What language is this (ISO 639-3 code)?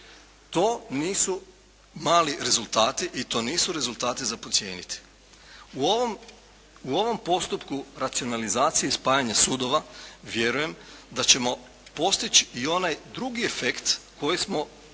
hrv